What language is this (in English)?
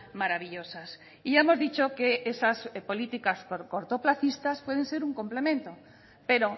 Spanish